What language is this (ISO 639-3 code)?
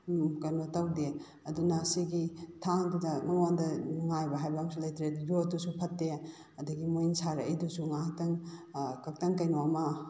mni